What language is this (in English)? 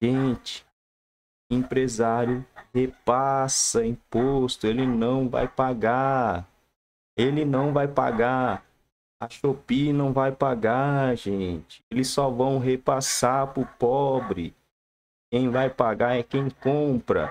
Portuguese